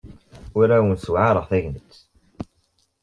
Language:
Kabyle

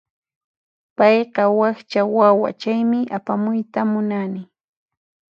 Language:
Puno Quechua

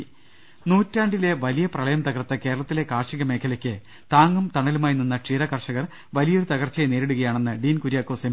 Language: Malayalam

